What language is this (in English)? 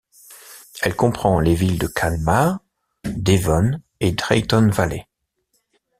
French